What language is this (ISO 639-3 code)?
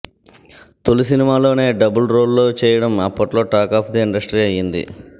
tel